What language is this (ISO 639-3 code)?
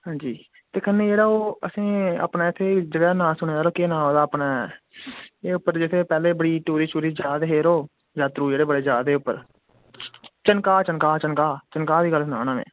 doi